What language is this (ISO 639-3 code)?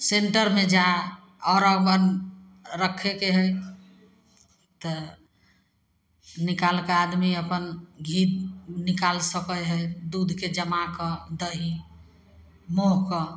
mai